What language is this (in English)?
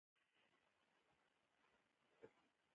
Pashto